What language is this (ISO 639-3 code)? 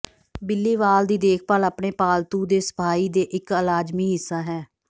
pan